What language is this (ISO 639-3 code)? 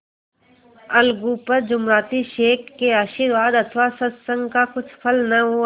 hin